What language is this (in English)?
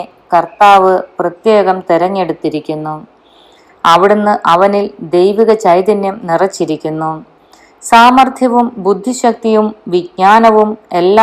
Malayalam